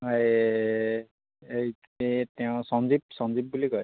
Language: Assamese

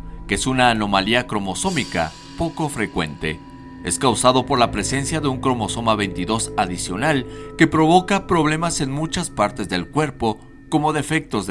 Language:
Spanish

